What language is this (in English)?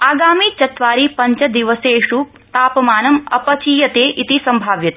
Sanskrit